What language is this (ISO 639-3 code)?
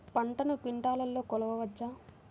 tel